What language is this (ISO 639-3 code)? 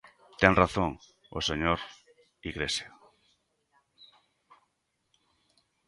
glg